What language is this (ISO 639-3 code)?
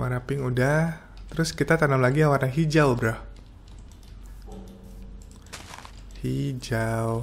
ind